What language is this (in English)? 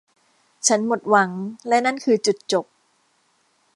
Thai